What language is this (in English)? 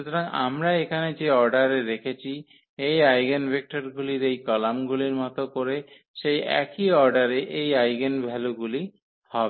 Bangla